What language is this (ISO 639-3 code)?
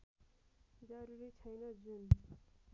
nep